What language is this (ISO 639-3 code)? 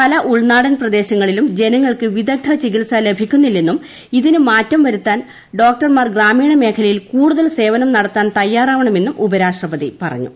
mal